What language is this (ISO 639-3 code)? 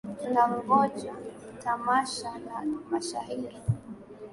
swa